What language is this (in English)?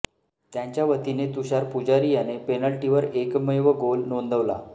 Marathi